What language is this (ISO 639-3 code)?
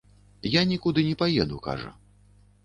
bel